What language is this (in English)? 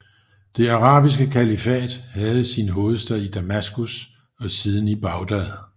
Danish